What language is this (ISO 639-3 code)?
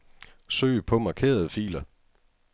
dan